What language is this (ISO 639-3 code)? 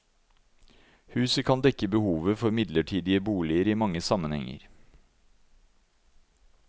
nor